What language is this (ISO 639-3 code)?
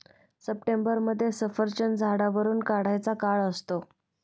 mar